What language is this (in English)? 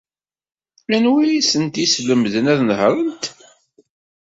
Kabyle